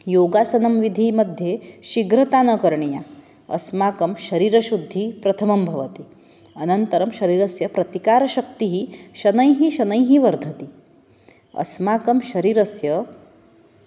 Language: Sanskrit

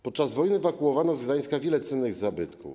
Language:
Polish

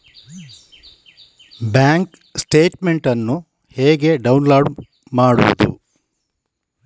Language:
Kannada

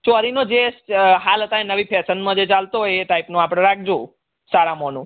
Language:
Gujarati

